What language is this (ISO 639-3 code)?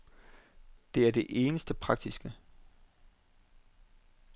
dan